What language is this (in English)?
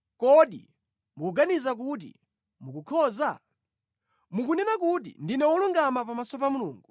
Nyanja